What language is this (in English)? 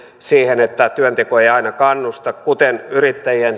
Finnish